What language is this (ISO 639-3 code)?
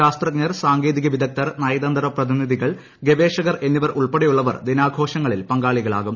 mal